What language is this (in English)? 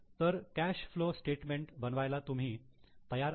Marathi